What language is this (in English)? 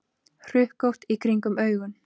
Icelandic